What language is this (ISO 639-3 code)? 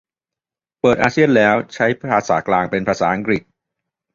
tha